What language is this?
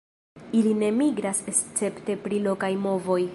Esperanto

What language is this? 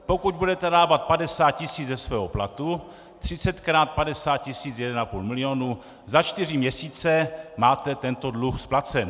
Czech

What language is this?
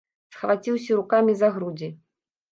Belarusian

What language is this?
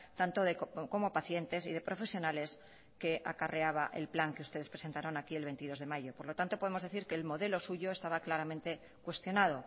Spanish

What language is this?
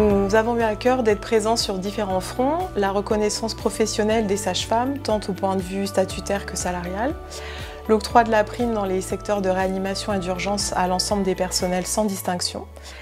French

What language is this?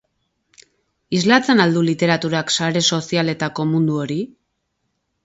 Basque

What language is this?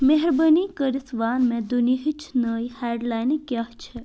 Kashmiri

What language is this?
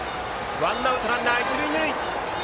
Japanese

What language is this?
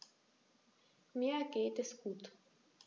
German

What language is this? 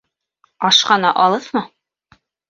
Bashkir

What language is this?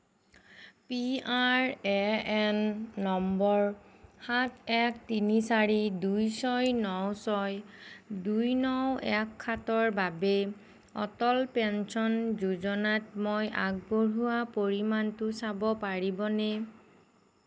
Assamese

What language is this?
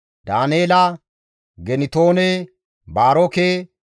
Gamo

